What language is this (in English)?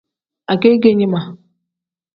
Tem